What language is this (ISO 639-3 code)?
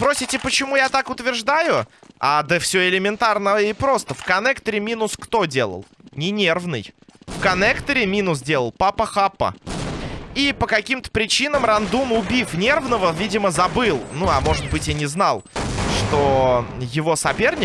rus